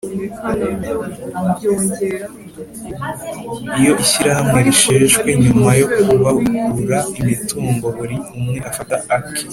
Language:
Kinyarwanda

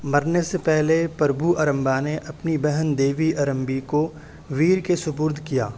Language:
Urdu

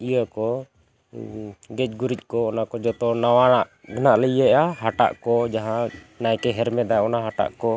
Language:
Santali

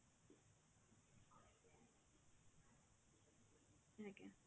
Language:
Odia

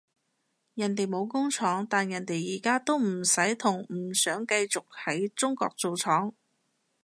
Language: Cantonese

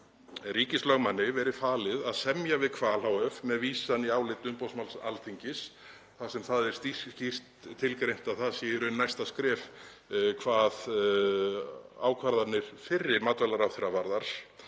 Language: Icelandic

